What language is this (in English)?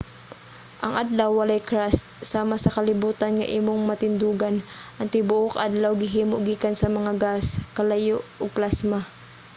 Cebuano